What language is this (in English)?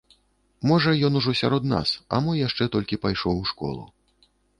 Belarusian